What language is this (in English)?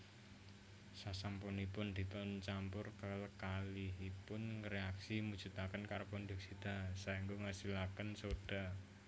Javanese